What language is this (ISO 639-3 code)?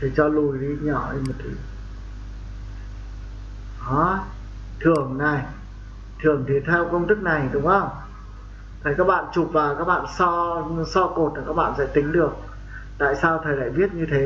vie